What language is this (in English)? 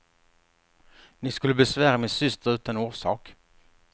Swedish